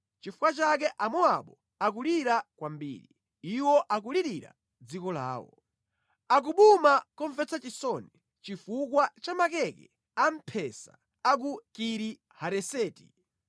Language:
Nyanja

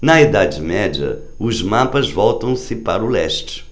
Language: Portuguese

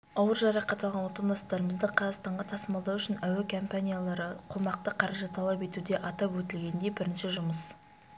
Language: Kazakh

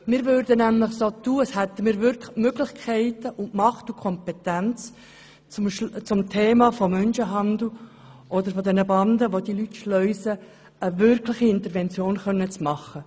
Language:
Swiss German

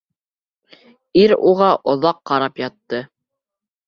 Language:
Bashkir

